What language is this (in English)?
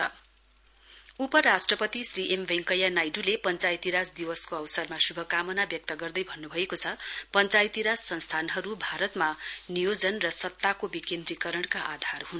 Nepali